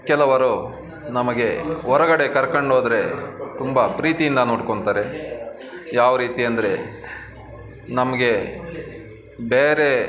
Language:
Kannada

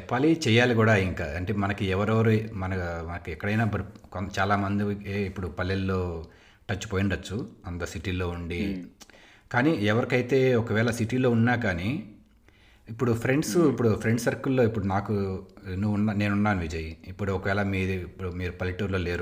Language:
Telugu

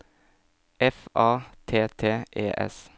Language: Norwegian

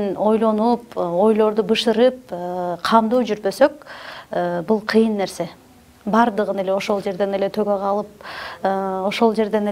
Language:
Turkish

